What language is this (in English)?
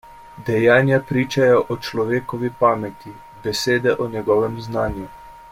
Slovenian